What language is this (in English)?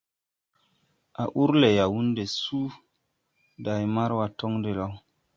Tupuri